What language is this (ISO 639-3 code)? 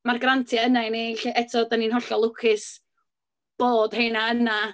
cym